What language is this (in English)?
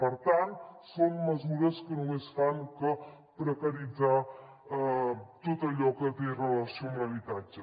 Catalan